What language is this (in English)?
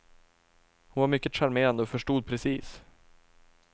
Swedish